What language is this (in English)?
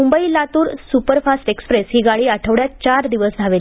Marathi